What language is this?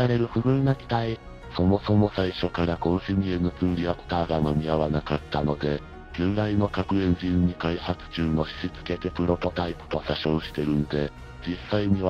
Japanese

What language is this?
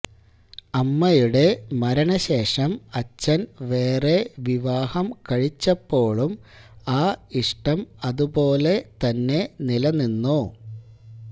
Malayalam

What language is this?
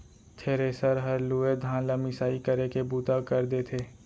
Chhattisgarhi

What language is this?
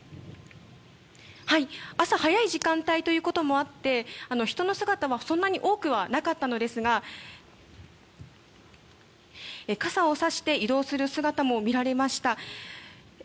Japanese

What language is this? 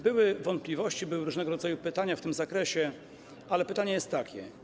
Polish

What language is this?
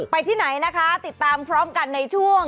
Thai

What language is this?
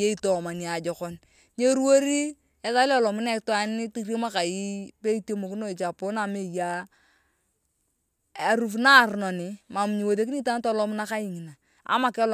Turkana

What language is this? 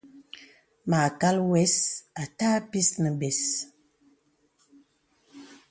Bebele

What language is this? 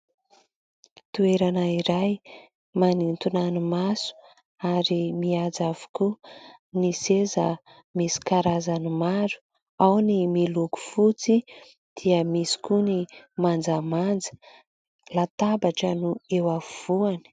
Malagasy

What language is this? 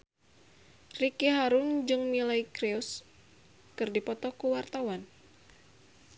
Sundanese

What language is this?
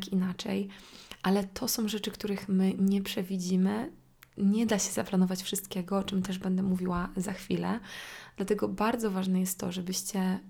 Polish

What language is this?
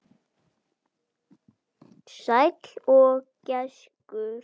Icelandic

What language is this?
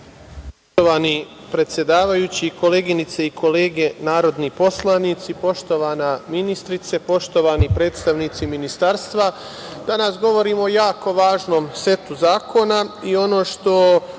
Serbian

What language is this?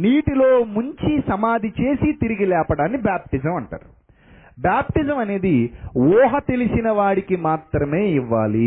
Telugu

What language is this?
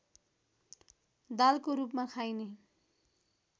Nepali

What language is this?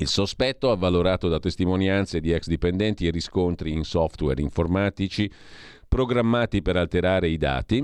Italian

